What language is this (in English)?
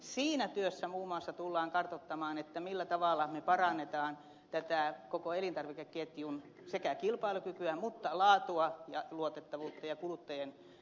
Finnish